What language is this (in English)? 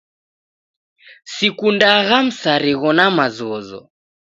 Taita